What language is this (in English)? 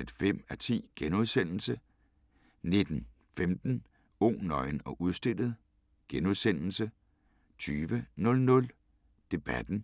Danish